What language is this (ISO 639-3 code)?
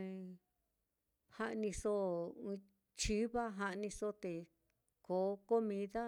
vmm